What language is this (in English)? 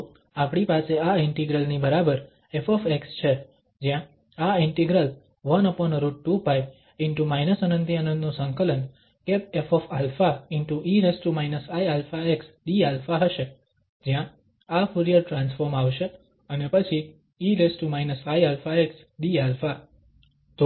Gujarati